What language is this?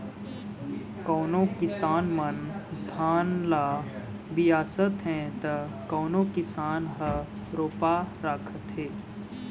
Chhattisgarhi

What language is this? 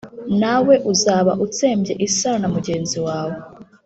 Kinyarwanda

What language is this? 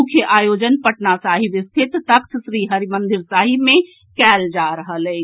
Maithili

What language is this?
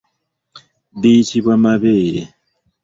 Ganda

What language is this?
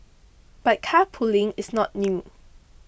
English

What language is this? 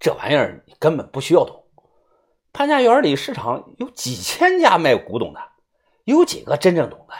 Chinese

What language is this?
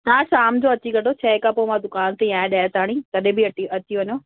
Sindhi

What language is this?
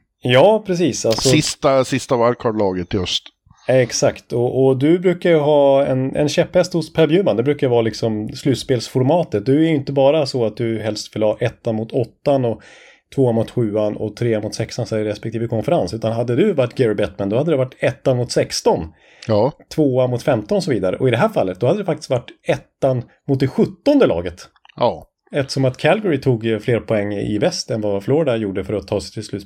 Swedish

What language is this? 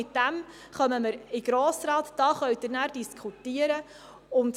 Swiss German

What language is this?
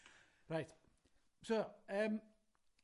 Welsh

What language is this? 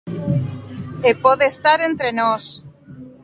Galician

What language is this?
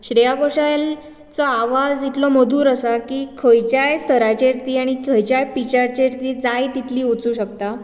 Konkani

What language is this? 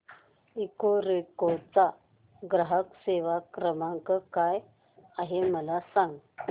Marathi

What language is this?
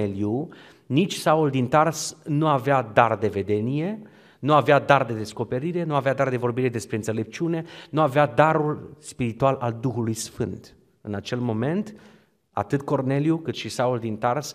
Romanian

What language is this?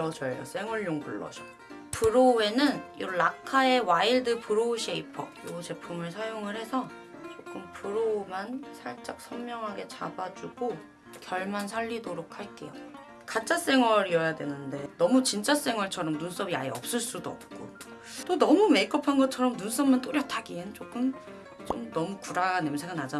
Korean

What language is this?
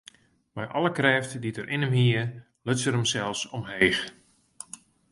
Western Frisian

